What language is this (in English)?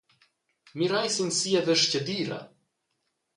Romansh